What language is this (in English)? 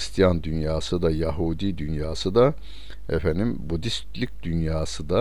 Turkish